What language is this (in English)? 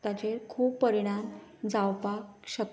Konkani